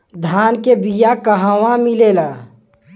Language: Bhojpuri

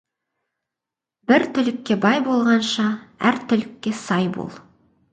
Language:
Kazakh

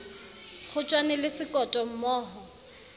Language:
Southern Sotho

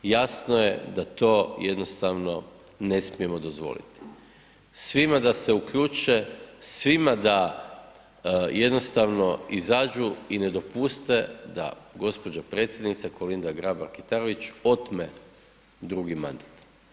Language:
Croatian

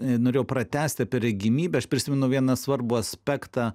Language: Lithuanian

